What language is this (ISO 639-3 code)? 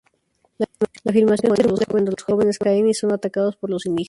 spa